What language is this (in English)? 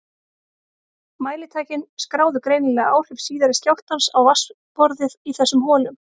Icelandic